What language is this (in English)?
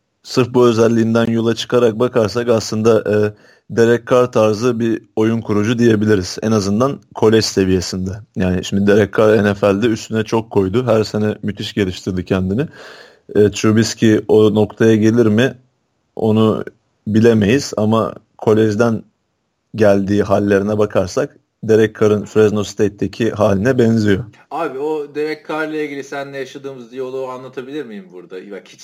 Turkish